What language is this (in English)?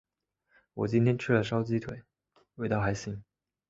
Chinese